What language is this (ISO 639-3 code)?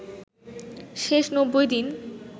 ben